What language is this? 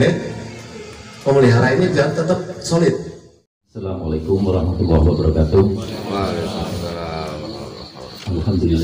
Indonesian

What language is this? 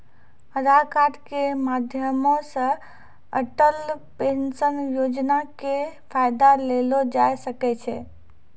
Maithili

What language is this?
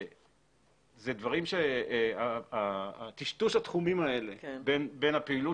Hebrew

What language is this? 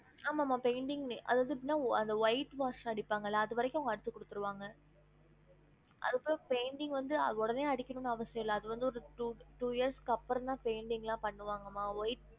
Tamil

